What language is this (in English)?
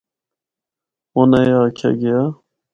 Northern Hindko